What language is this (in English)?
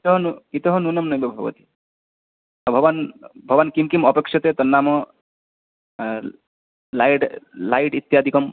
Sanskrit